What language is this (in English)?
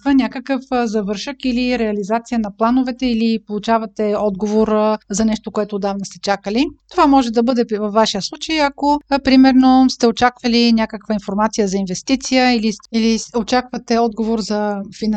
Bulgarian